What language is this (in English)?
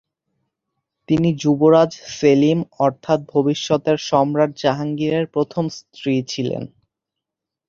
Bangla